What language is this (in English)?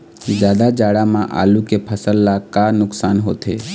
Chhattisgarhi